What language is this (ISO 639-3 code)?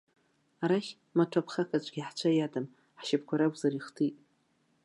abk